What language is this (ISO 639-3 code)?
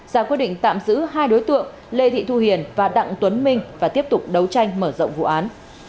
vie